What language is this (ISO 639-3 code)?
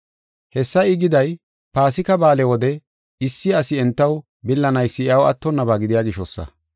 gof